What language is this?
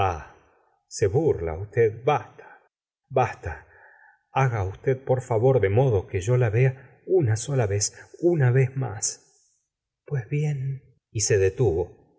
Spanish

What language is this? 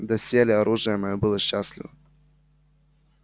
Russian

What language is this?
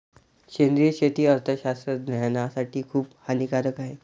Marathi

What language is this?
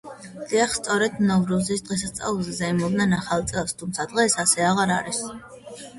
Georgian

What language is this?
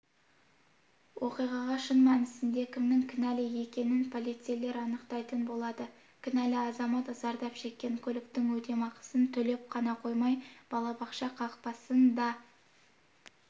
Kazakh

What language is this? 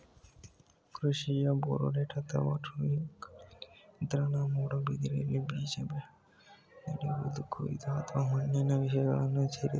Kannada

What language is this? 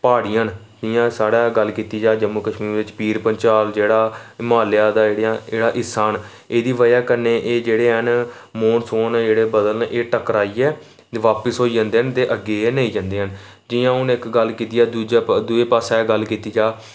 Dogri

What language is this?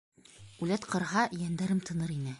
Bashkir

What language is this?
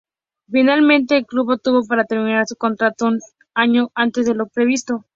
Spanish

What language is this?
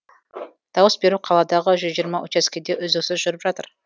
Kazakh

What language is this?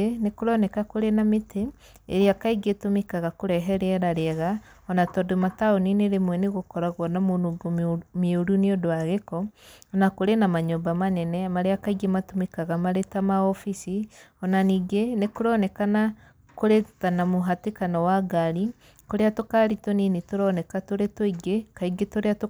Kikuyu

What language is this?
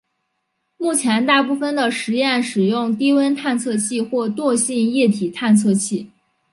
Chinese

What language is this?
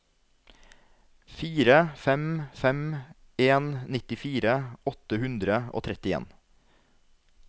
Norwegian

